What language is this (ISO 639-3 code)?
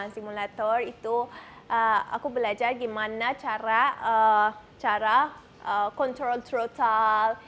ind